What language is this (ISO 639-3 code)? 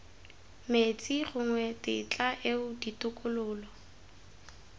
tsn